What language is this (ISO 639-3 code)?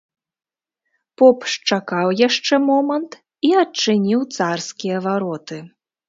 bel